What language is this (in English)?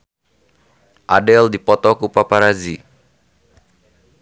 Sundanese